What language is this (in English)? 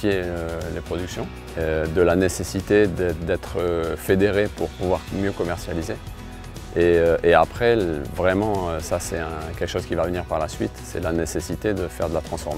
French